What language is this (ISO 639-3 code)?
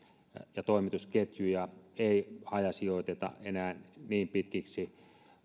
fin